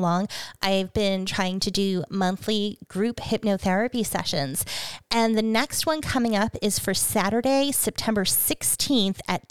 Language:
English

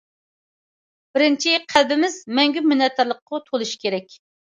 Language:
Uyghur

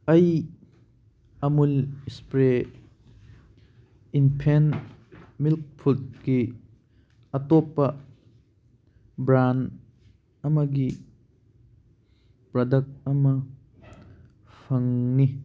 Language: Manipuri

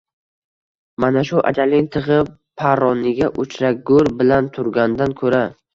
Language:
Uzbek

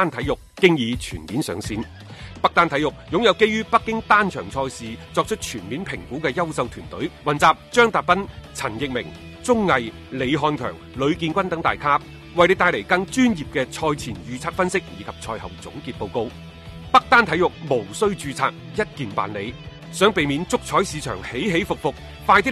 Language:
Chinese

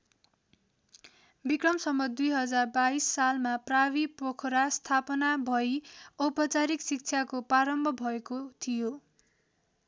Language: Nepali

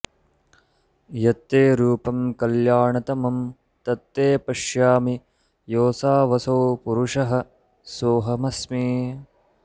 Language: Sanskrit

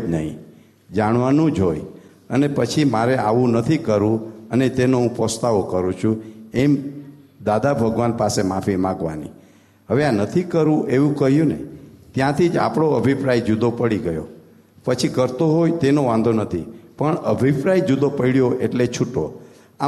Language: Gujarati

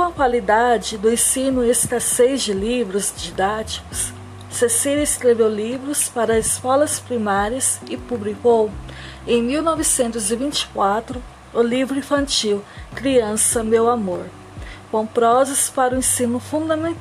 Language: Portuguese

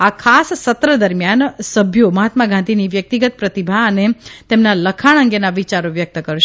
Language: Gujarati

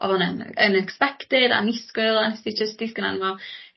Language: Welsh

